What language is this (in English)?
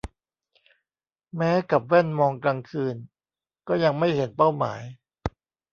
Thai